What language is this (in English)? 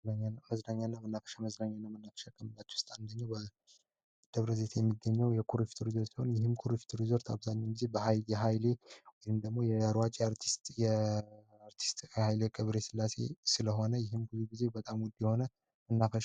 Amharic